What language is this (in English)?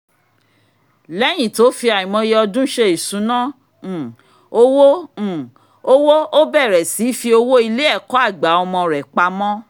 Yoruba